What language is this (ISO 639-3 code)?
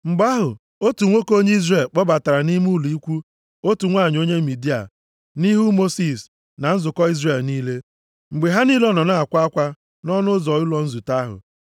ibo